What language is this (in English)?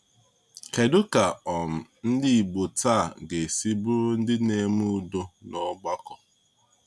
Igbo